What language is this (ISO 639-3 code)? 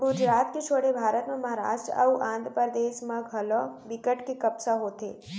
hne